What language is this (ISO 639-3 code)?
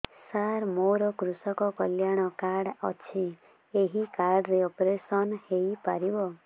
ori